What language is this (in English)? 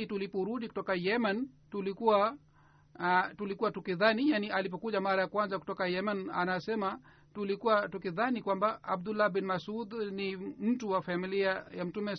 Swahili